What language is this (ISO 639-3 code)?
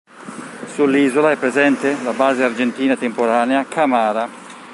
ita